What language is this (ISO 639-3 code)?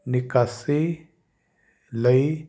pan